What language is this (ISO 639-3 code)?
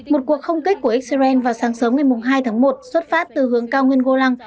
vie